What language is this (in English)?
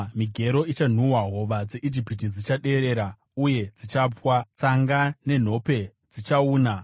Shona